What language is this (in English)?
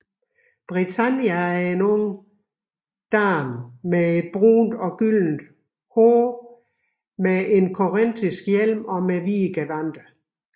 Danish